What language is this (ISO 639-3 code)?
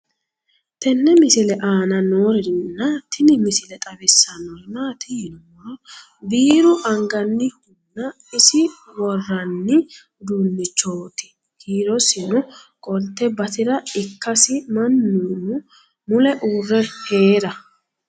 sid